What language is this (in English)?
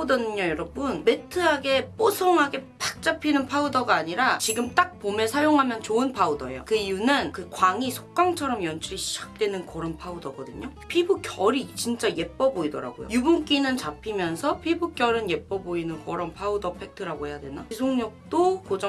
Korean